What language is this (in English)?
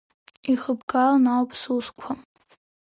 Abkhazian